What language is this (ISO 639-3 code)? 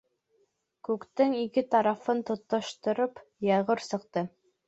bak